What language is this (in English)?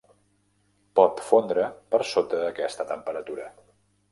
Catalan